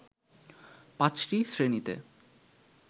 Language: Bangla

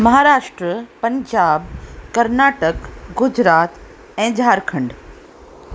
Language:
Sindhi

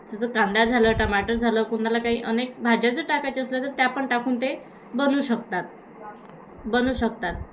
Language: Marathi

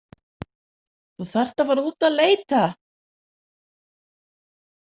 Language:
Icelandic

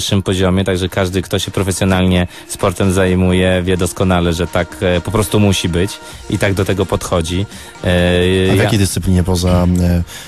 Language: Polish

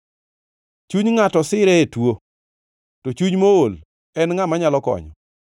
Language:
Luo (Kenya and Tanzania)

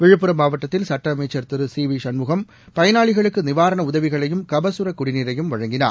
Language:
Tamil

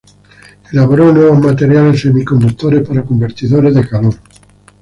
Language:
Spanish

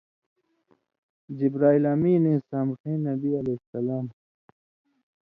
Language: Indus Kohistani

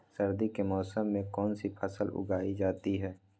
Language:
Magahi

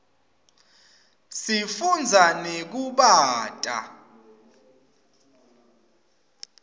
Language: Swati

